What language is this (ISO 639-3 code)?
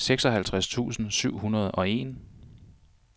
dan